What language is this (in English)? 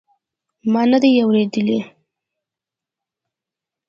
Pashto